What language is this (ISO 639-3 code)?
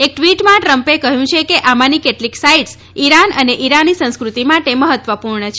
guj